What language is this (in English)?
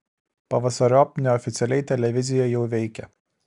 Lithuanian